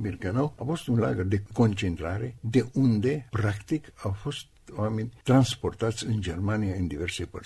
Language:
Romanian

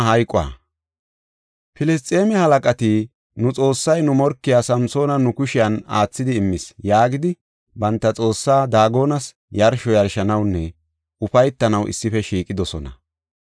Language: Gofa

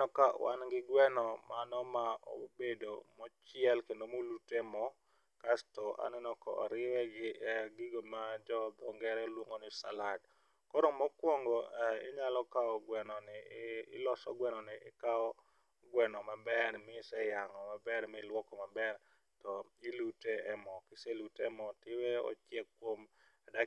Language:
Luo (Kenya and Tanzania)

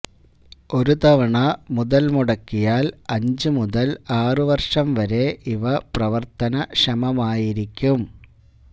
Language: Malayalam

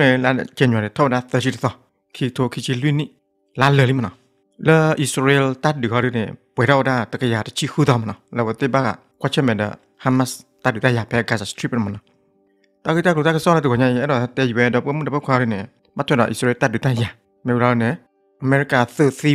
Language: Thai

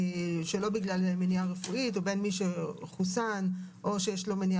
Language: Hebrew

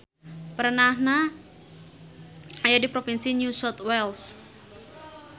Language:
Sundanese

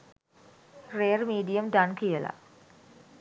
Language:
Sinhala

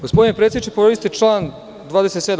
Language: Serbian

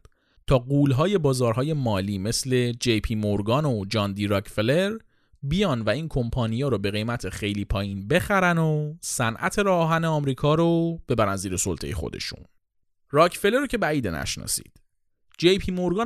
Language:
Persian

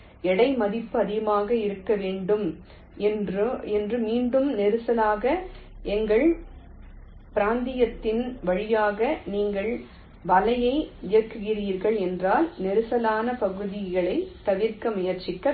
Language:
Tamil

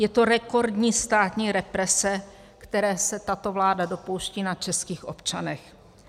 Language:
Czech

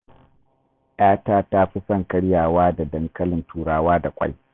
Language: Hausa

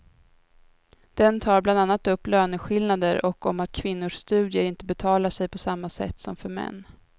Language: Swedish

